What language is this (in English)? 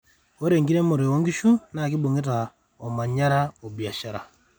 Masai